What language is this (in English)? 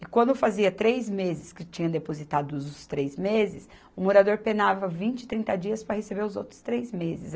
Portuguese